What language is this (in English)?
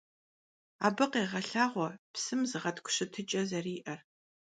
Kabardian